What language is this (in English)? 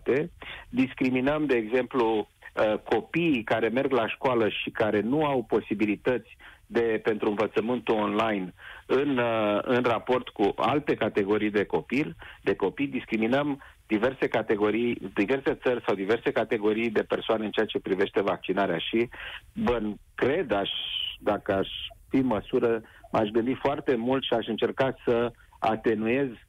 Romanian